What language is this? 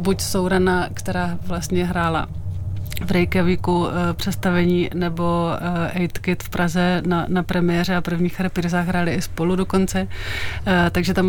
Czech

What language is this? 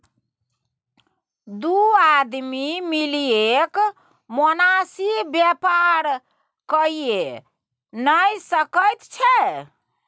Maithili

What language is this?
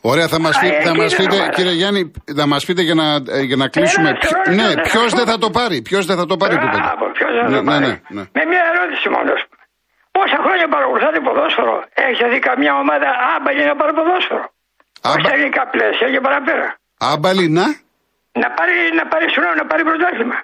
Greek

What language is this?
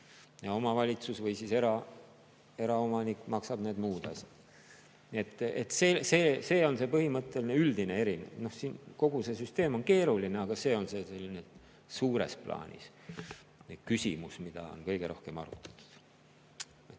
Estonian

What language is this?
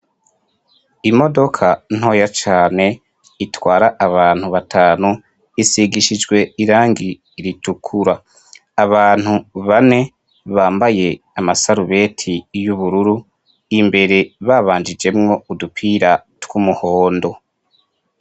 Rundi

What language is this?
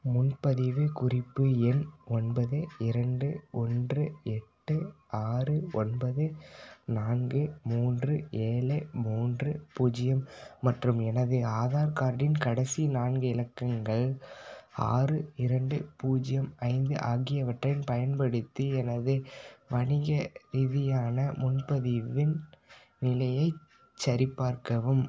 Tamil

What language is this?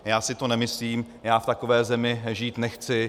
Czech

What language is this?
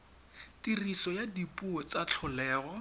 Tswana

